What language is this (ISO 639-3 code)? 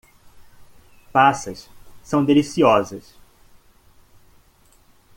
por